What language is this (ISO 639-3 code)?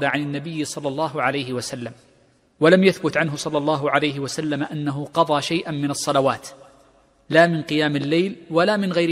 ara